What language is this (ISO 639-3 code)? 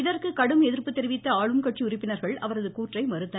tam